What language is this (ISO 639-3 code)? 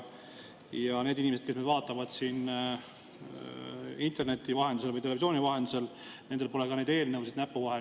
est